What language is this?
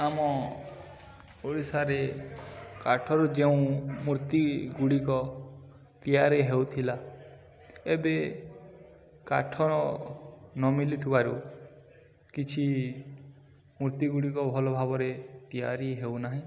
Odia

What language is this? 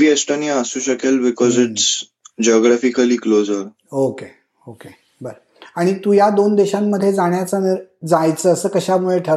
Marathi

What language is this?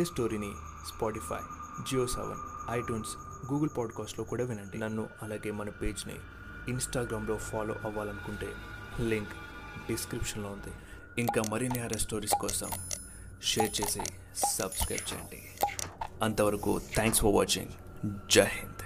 Telugu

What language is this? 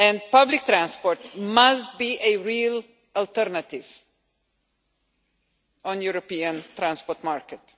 English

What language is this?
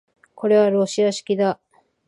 Japanese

